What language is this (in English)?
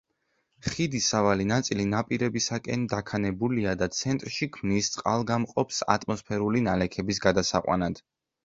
Georgian